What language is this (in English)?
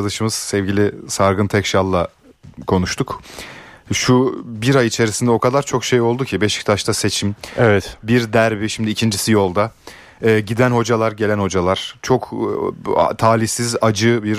Turkish